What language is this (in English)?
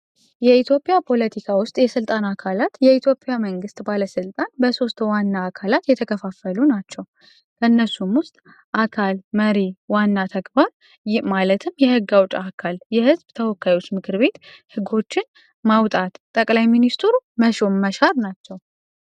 Amharic